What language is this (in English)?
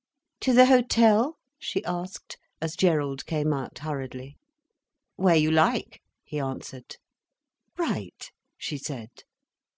English